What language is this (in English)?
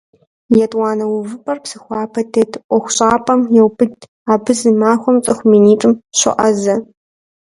Kabardian